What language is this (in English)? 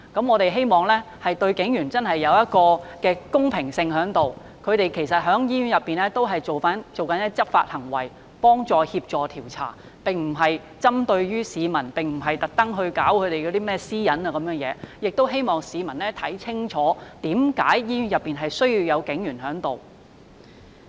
Cantonese